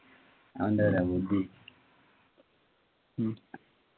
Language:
Malayalam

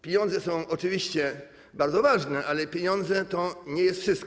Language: Polish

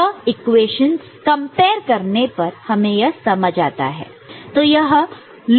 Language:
Hindi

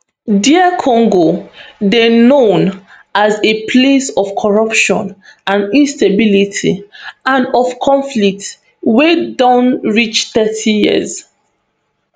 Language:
Nigerian Pidgin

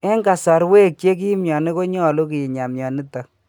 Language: Kalenjin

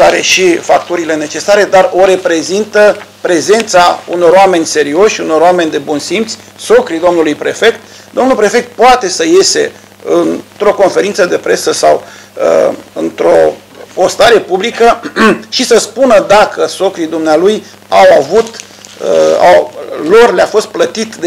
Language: Romanian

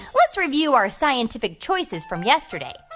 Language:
English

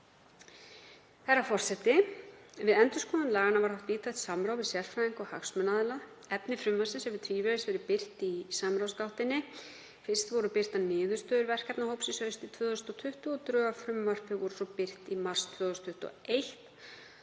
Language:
Icelandic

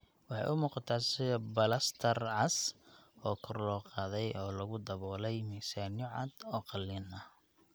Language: Somali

